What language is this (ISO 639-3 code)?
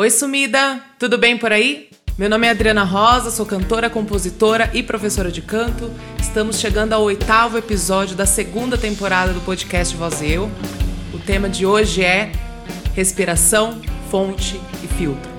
por